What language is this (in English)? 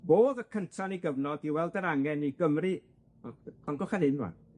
Welsh